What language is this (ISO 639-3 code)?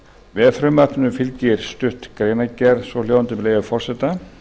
isl